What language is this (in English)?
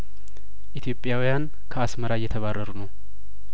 Amharic